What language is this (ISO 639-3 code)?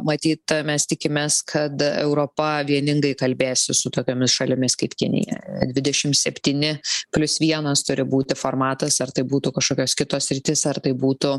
lit